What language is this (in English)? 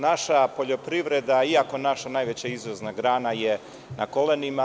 Serbian